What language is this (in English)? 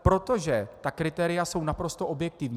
Czech